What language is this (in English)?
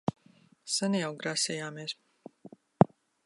Latvian